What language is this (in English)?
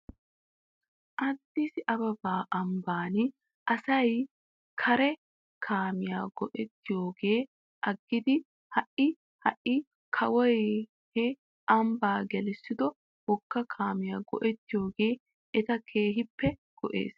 Wolaytta